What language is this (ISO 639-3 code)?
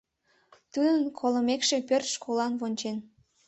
chm